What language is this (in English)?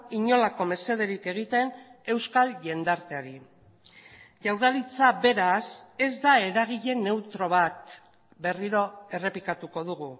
Basque